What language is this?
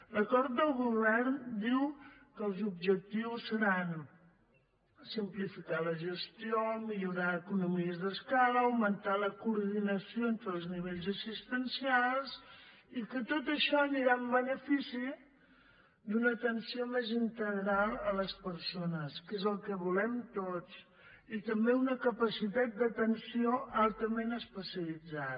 Catalan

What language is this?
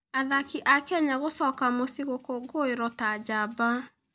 Kikuyu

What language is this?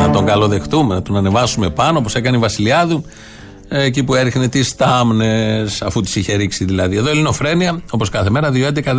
Greek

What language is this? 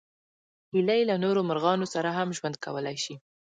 Pashto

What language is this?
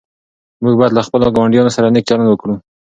Pashto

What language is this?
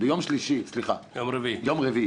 Hebrew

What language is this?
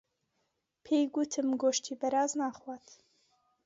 Central Kurdish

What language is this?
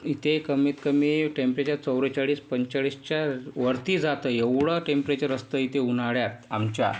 Marathi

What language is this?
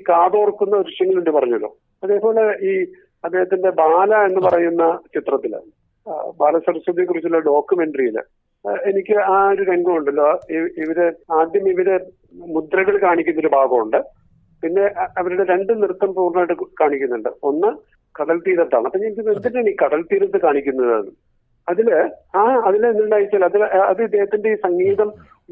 Malayalam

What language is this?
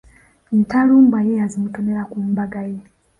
Ganda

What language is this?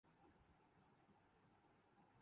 Urdu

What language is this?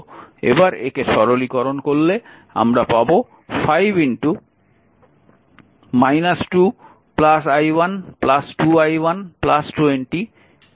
Bangla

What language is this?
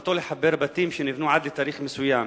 Hebrew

